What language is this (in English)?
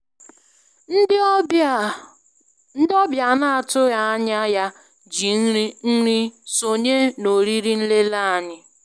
Igbo